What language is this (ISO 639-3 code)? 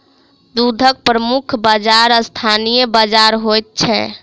mai